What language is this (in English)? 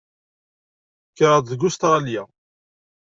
Kabyle